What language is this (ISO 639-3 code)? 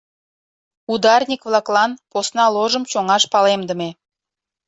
chm